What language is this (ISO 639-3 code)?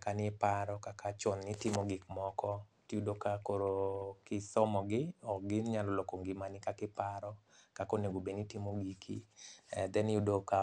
luo